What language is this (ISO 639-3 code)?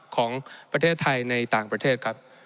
tha